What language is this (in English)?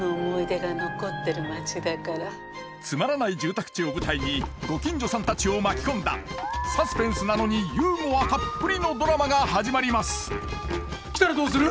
Japanese